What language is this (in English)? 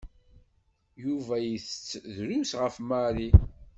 Kabyle